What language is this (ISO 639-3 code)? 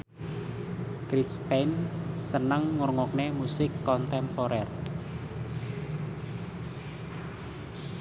jav